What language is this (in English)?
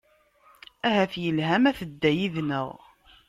Kabyle